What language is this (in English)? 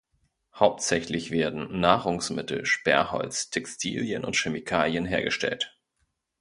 German